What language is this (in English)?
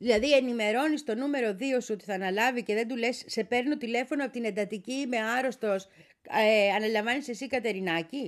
Greek